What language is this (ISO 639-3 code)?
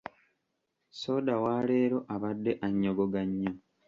lug